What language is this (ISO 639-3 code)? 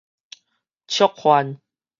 nan